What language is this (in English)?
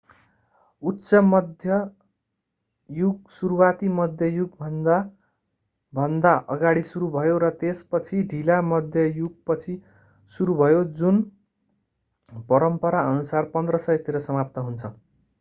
Nepali